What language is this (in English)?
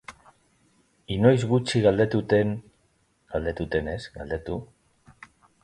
Basque